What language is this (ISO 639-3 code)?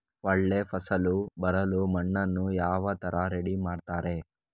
kan